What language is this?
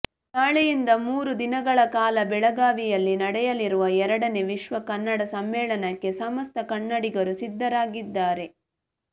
Kannada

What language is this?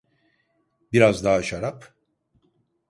Turkish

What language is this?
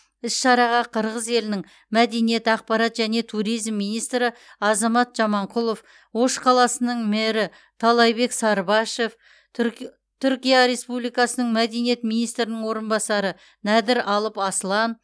Kazakh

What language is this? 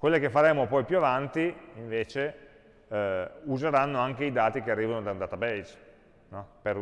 Italian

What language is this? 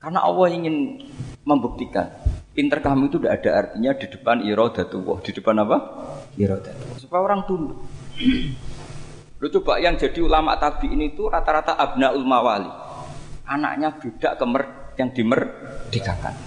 Indonesian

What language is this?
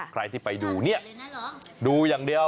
Thai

